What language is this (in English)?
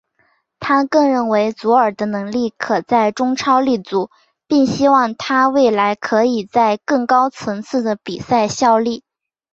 Chinese